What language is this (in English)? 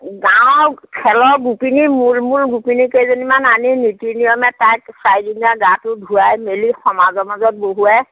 Assamese